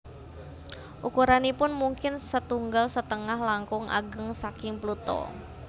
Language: Javanese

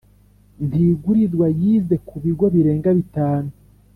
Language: Kinyarwanda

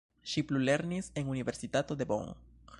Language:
Esperanto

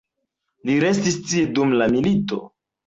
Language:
Esperanto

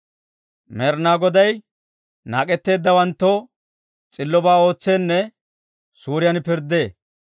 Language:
Dawro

